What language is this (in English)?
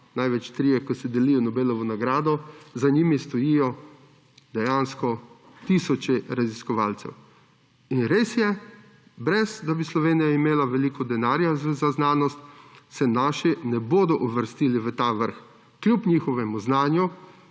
Slovenian